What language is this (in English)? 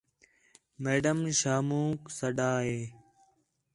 Khetrani